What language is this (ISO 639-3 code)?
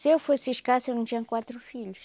por